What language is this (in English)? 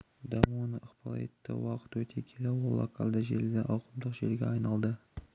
Kazakh